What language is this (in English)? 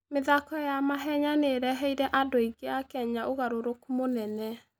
Kikuyu